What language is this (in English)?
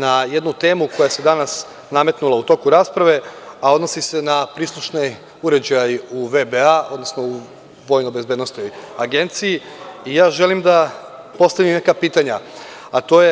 Serbian